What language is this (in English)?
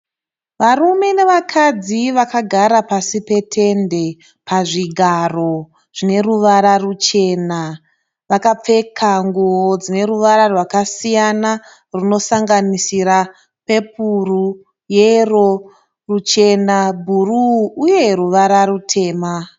Shona